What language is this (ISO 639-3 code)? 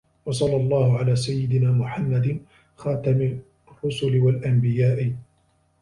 ara